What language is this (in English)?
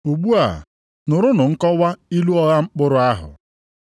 Igbo